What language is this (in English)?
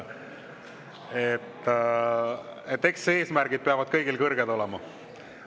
Estonian